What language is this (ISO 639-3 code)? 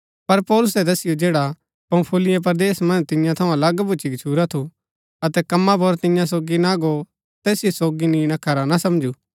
gbk